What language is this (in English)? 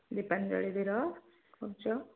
Odia